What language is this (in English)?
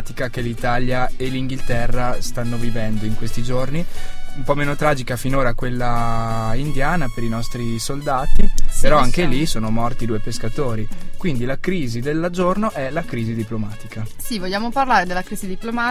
Italian